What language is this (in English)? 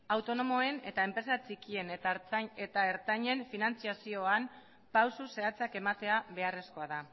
Basque